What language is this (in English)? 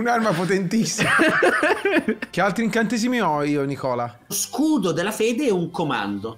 Italian